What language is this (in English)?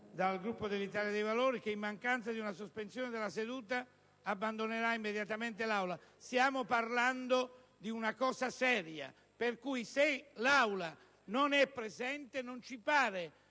Italian